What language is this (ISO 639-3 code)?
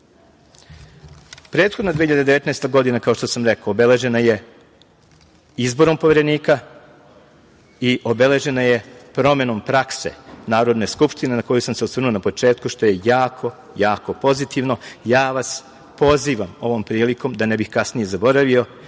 srp